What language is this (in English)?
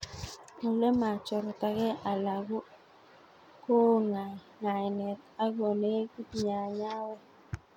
Kalenjin